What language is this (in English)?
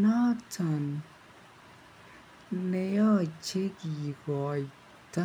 Kalenjin